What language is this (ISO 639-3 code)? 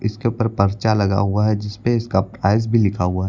hin